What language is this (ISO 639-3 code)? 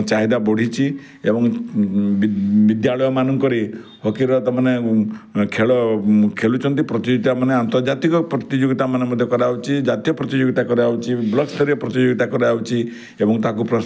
ori